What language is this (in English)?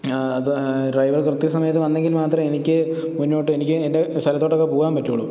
Malayalam